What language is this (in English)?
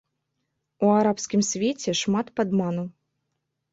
Belarusian